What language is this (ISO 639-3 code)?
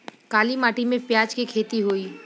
bho